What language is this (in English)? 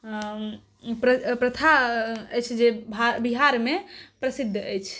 Maithili